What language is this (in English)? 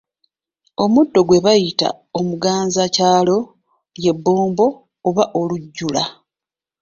Ganda